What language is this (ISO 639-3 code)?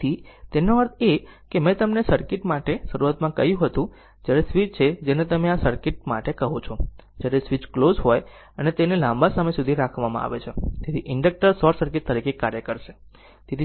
guj